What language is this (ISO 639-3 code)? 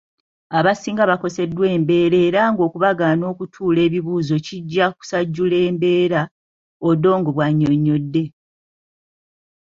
lug